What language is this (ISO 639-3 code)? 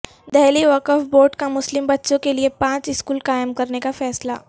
urd